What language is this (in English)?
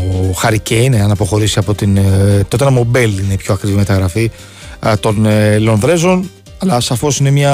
Greek